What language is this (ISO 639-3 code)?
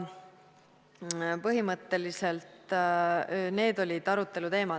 est